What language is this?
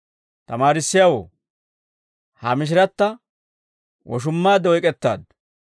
Dawro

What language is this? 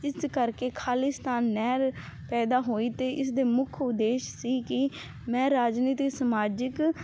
Punjabi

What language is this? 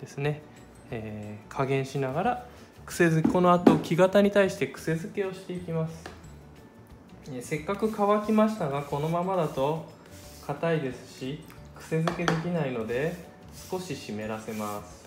Japanese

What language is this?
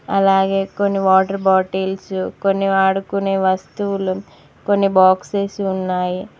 Telugu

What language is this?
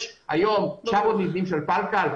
Hebrew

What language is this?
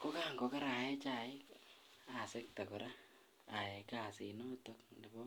Kalenjin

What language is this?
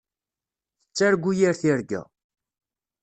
Kabyle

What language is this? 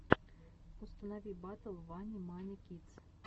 Russian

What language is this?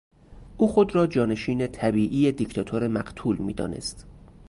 Persian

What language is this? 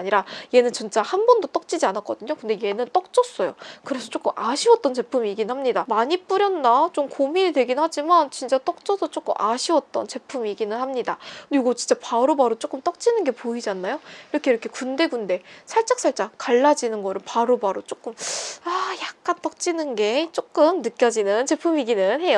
Korean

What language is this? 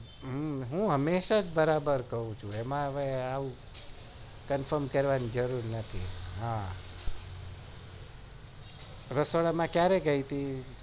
Gujarati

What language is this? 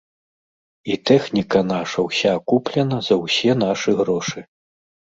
Belarusian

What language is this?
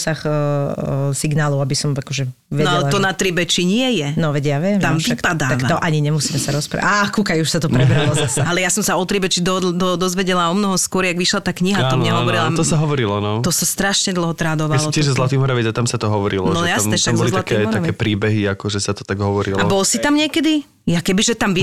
Slovak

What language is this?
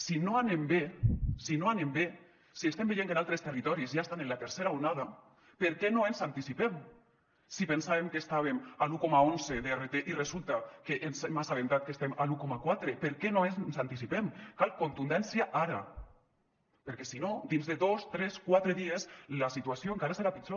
Catalan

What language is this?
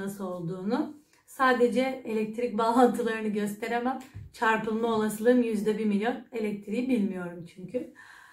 Turkish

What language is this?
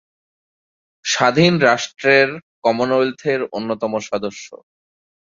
Bangla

